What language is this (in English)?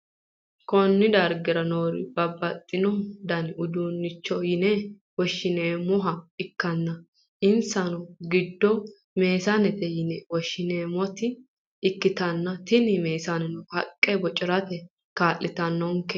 Sidamo